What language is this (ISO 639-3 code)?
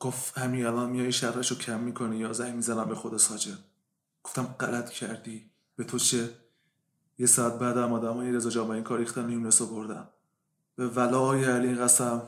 fas